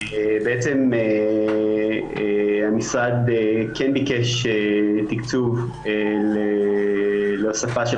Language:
Hebrew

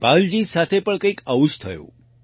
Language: Gujarati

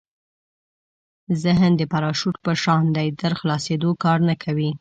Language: Pashto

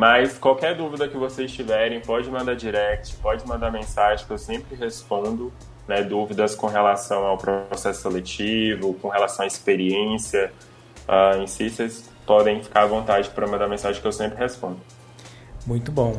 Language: Portuguese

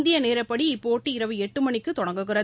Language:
Tamil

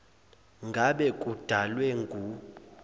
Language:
Zulu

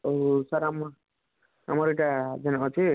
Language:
Odia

